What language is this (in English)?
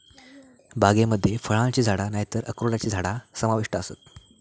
Marathi